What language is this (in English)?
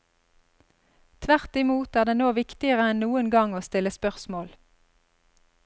Norwegian